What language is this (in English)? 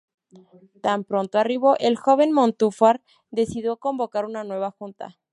Spanish